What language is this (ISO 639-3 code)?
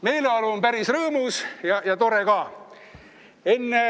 est